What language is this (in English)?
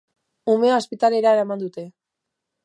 Basque